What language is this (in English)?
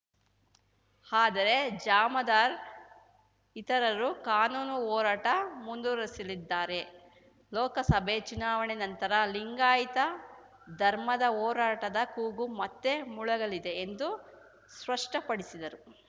Kannada